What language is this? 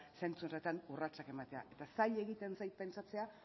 Basque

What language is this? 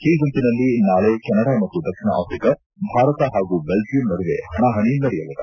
Kannada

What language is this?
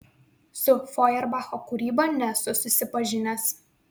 Lithuanian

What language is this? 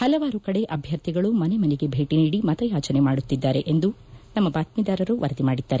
Kannada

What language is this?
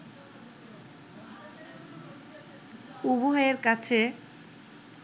Bangla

